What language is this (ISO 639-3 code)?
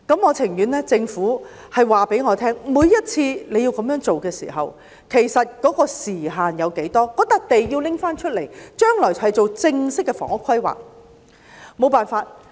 yue